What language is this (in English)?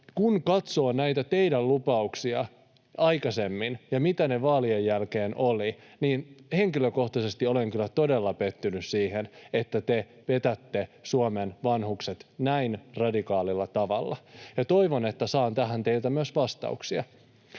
Finnish